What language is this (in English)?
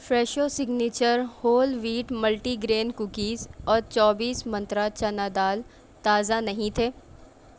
Urdu